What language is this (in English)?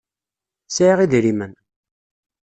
Kabyle